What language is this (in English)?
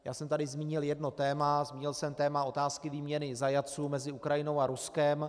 Czech